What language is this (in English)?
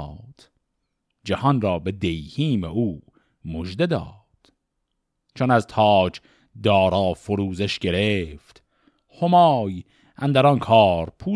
Persian